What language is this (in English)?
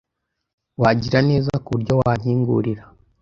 Kinyarwanda